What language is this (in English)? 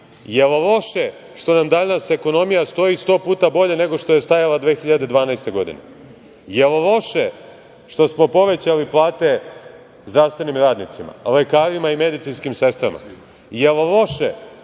Serbian